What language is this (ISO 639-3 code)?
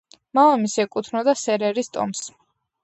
kat